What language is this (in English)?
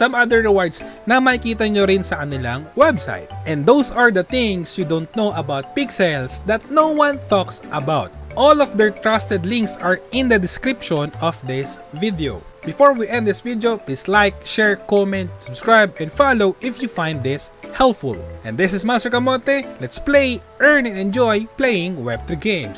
Filipino